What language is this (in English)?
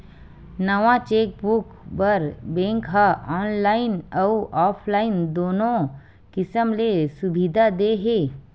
Chhattisgarhi